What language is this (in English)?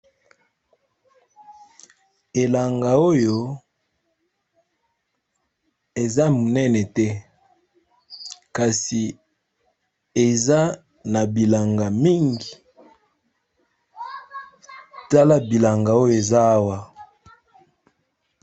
Lingala